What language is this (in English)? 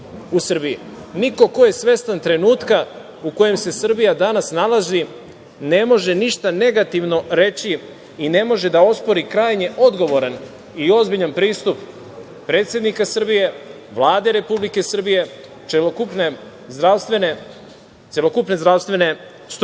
Serbian